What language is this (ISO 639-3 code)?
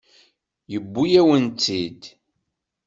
kab